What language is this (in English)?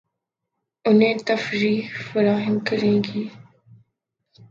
Urdu